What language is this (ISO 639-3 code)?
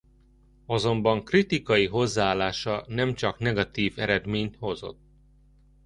hun